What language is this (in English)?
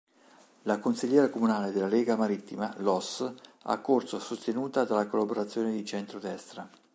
Italian